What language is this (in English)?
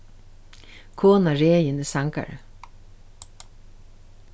Faroese